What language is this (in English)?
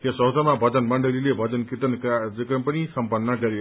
Nepali